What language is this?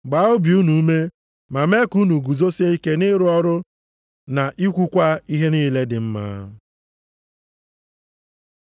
Igbo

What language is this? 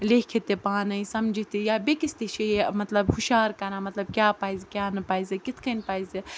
Kashmiri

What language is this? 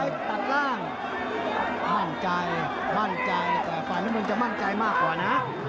Thai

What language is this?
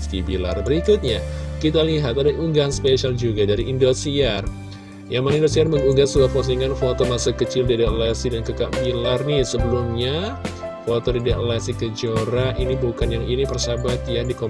Indonesian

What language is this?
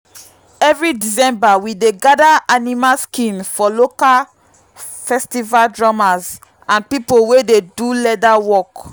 Nigerian Pidgin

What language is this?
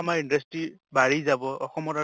Assamese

